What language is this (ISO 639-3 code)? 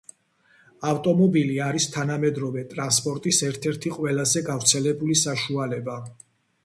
kat